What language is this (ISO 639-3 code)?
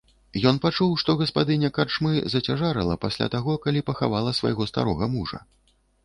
bel